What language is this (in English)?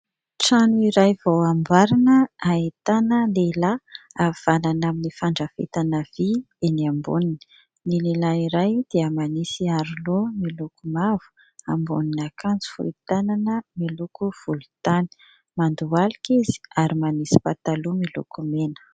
Malagasy